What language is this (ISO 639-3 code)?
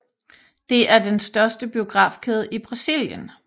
dan